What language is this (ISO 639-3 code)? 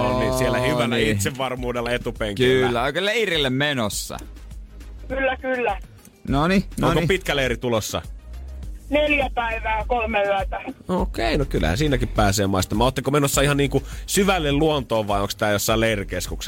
fin